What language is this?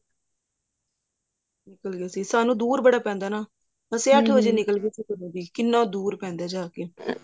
Punjabi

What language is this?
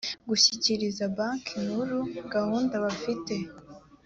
Kinyarwanda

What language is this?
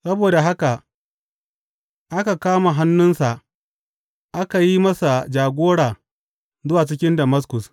Hausa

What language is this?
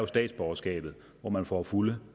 Danish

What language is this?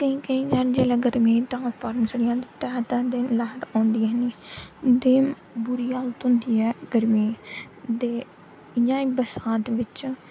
Dogri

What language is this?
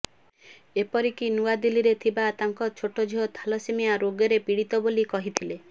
Odia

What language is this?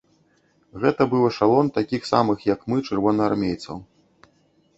Belarusian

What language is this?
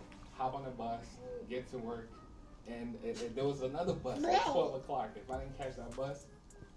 English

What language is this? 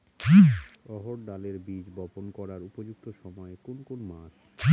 Bangla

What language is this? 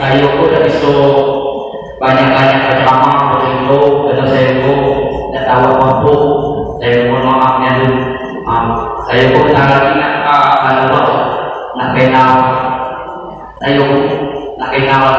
Indonesian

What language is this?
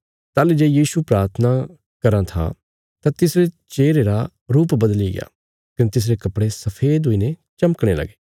Bilaspuri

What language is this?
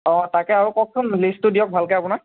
Assamese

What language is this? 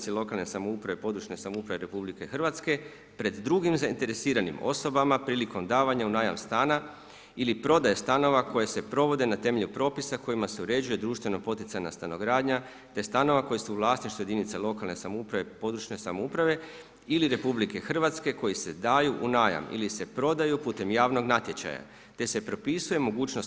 Croatian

